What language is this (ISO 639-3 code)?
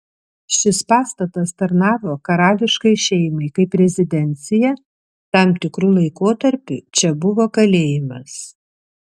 lit